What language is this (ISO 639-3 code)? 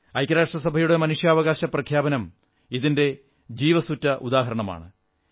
mal